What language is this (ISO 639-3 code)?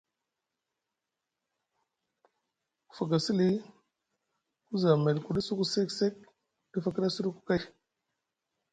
mug